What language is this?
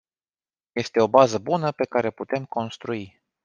Romanian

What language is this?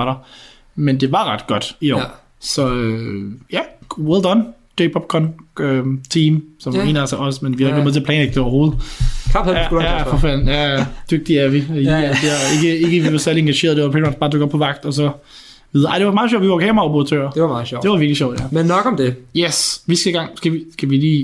Danish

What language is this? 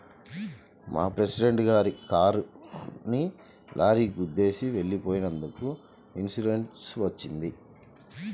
Telugu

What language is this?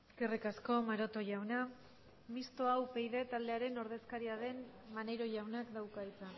Basque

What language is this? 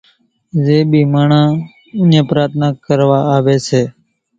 Kachi Koli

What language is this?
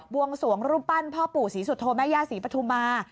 Thai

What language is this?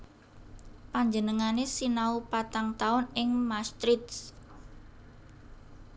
Javanese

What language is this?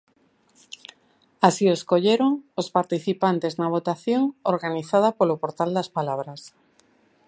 Galician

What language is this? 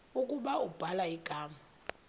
Xhosa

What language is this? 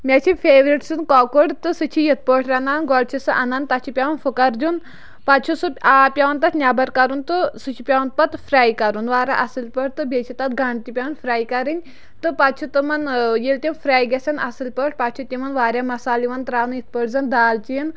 Kashmiri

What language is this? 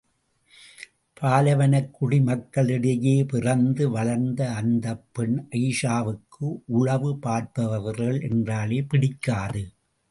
Tamil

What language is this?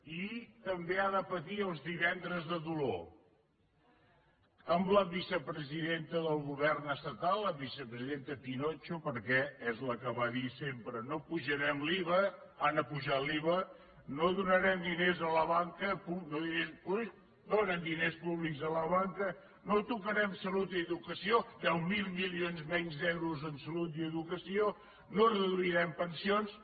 Catalan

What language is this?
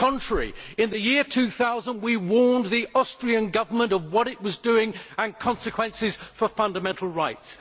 English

